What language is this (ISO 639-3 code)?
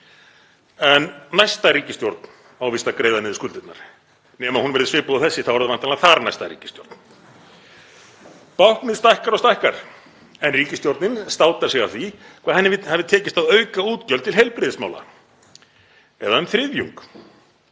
isl